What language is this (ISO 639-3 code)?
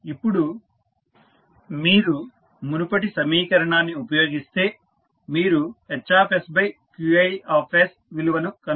tel